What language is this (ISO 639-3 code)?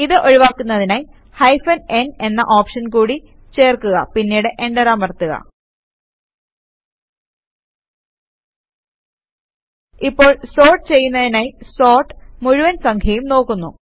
mal